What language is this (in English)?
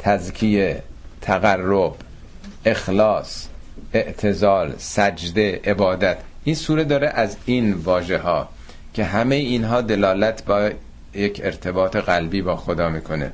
Persian